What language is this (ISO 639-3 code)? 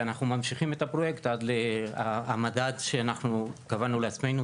heb